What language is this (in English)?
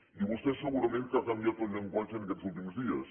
Catalan